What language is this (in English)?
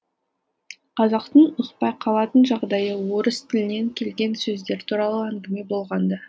Kazakh